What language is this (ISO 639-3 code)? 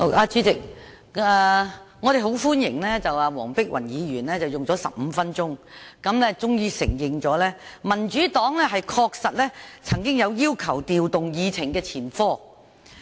yue